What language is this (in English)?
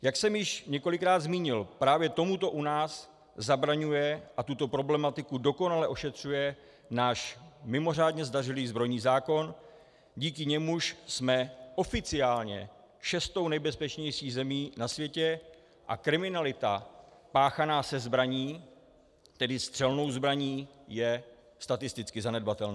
Czech